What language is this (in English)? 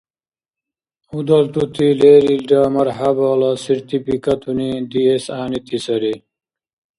Dargwa